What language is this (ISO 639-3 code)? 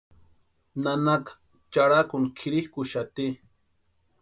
pua